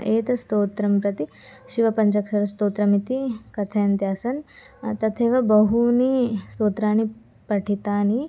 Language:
Sanskrit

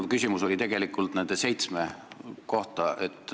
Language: Estonian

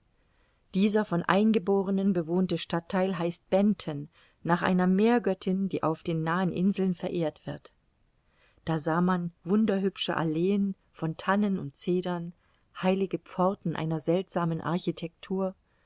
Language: German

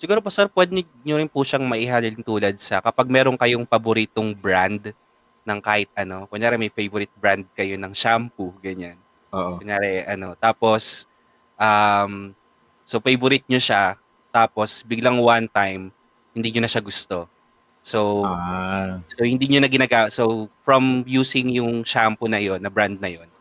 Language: Filipino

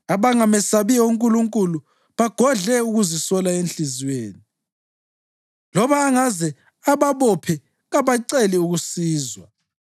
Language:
North Ndebele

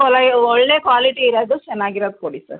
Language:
Kannada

